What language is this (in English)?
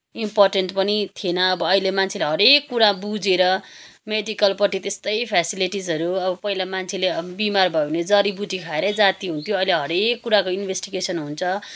Nepali